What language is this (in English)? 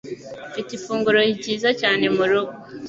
Kinyarwanda